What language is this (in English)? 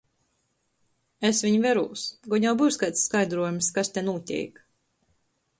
Latgalian